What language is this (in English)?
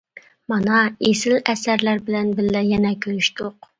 Uyghur